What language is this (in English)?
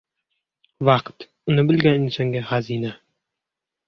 Uzbek